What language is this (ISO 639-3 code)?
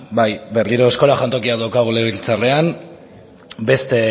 eus